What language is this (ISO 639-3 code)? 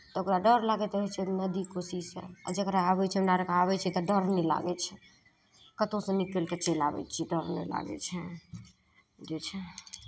mai